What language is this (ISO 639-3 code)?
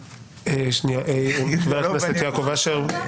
heb